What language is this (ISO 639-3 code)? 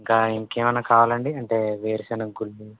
tel